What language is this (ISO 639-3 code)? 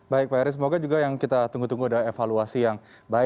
ind